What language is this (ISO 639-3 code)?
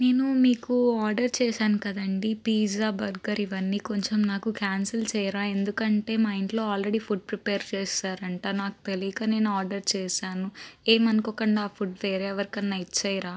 tel